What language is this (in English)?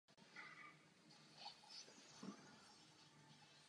Czech